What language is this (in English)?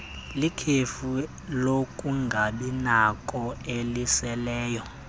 Xhosa